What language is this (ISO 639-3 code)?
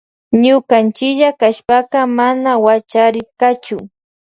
qvj